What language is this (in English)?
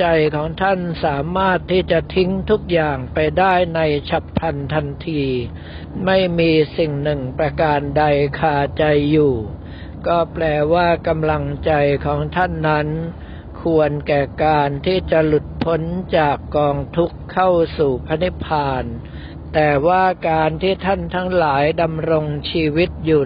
Thai